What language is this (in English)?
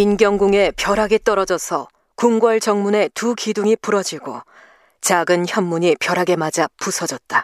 Korean